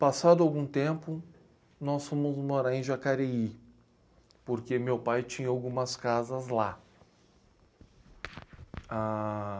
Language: Portuguese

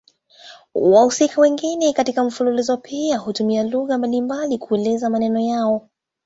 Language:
Swahili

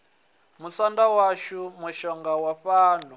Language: Venda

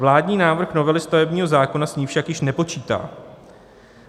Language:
Czech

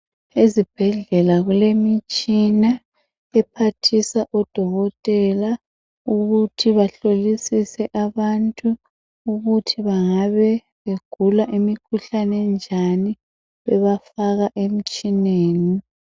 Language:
North Ndebele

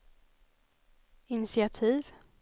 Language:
Swedish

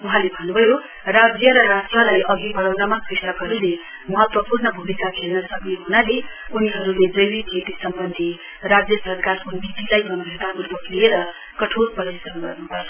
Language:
Nepali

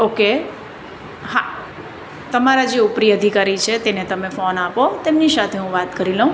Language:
Gujarati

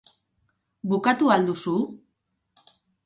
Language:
Basque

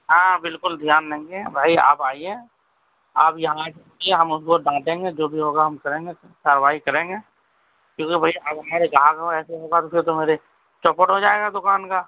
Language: Urdu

